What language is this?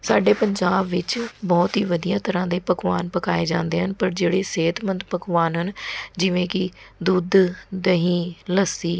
Punjabi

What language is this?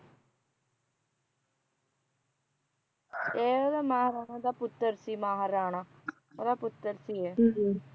Punjabi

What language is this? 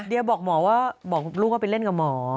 Thai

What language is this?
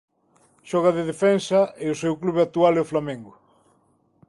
Galician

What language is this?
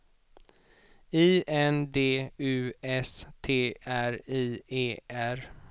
Swedish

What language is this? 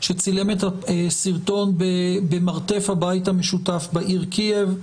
Hebrew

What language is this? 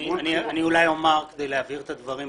Hebrew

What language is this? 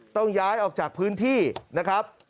Thai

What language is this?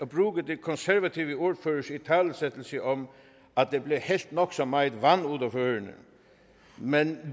Danish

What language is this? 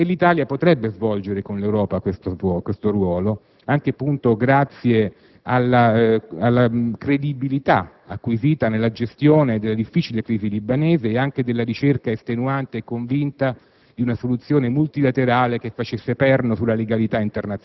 Italian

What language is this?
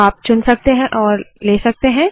Hindi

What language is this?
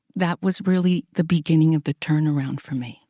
English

